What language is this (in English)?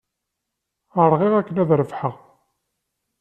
Kabyle